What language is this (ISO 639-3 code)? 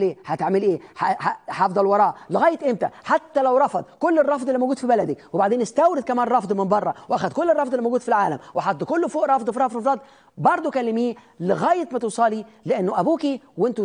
ara